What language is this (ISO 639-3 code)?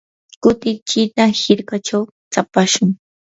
qur